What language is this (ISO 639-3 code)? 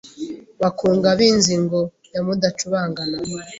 kin